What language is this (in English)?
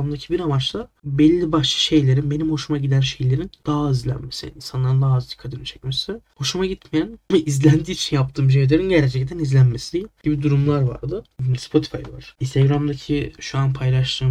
Turkish